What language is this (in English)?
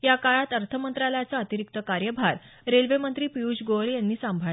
Marathi